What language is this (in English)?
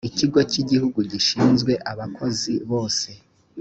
Kinyarwanda